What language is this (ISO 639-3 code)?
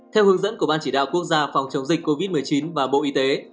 vie